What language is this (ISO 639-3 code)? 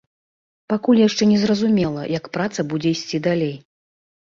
bel